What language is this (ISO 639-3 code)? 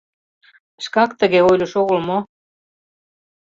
chm